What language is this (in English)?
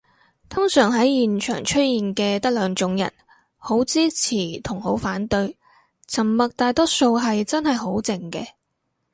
Cantonese